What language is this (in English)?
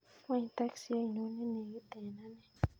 Kalenjin